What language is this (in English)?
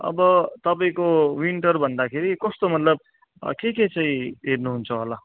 Nepali